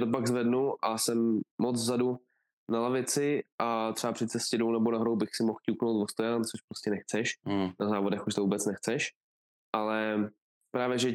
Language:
Czech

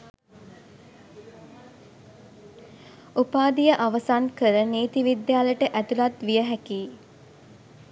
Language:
Sinhala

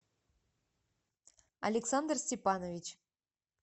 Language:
Russian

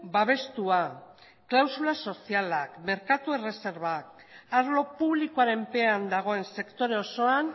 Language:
Basque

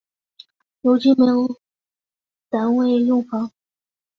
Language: Chinese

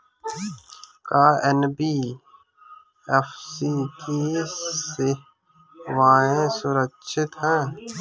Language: Bhojpuri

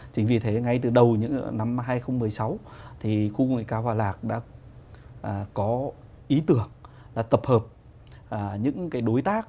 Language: Vietnamese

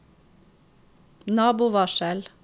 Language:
Norwegian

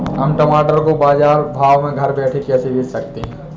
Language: Hindi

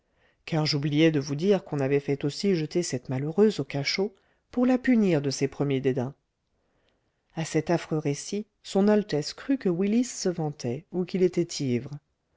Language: French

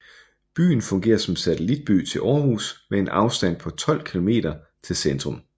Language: Danish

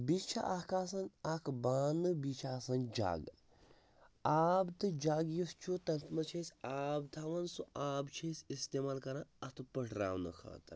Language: Kashmiri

